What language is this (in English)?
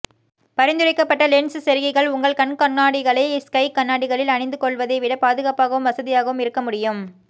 Tamil